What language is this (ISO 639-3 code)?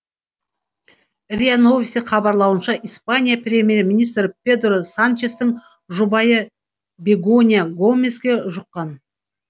kaz